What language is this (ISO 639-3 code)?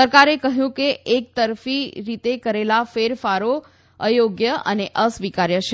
guj